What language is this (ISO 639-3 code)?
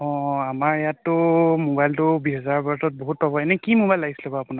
asm